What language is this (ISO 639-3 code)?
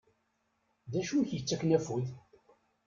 kab